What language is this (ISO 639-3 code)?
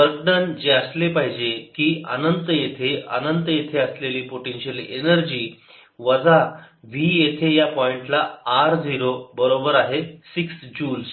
mar